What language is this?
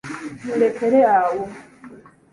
Ganda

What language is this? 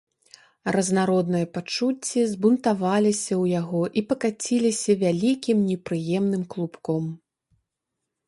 Belarusian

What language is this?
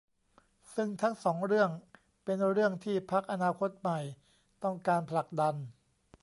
Thai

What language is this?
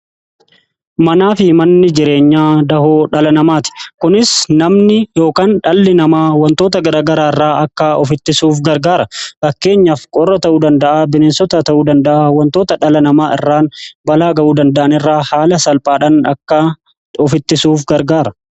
Oromo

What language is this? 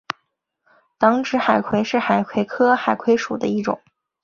Chinese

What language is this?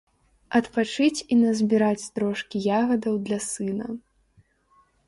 Belarusian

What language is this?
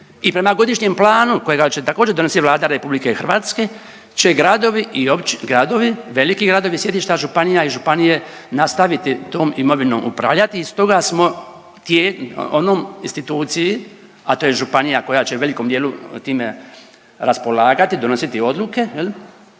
Croatian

